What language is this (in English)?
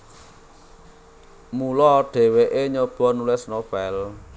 Javanese